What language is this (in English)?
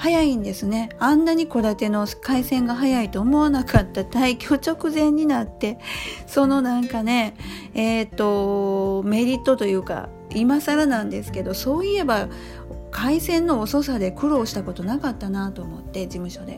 Japanese